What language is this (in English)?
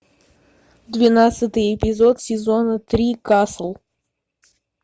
Russian